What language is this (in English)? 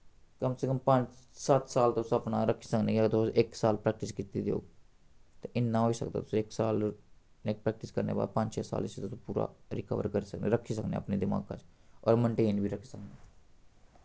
Dogri